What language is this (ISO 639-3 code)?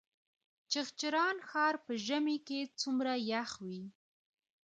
pus